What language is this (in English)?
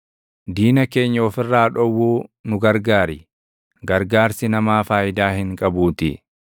Oromo